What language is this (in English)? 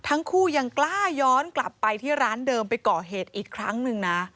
Thai